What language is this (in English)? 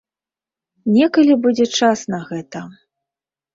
Belarusian